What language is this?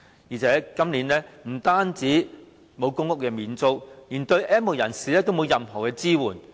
Cantonese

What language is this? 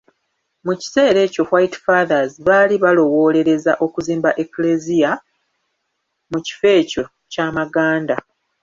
Ganda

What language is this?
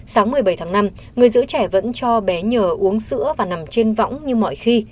Vietnamese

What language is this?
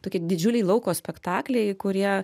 Lithuanian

